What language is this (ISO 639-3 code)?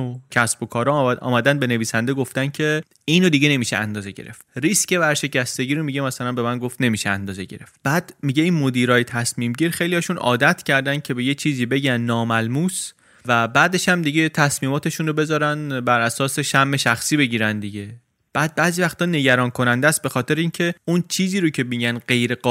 fas